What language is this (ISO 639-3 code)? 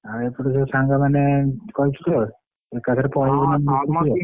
ori